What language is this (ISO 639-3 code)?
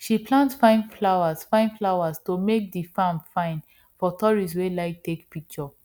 pcm